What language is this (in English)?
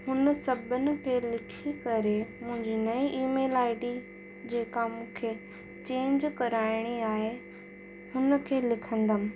Sindhi